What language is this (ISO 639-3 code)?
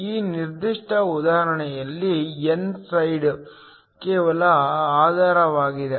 kan